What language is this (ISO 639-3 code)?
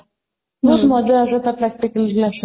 ori